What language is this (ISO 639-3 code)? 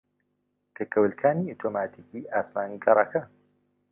ckb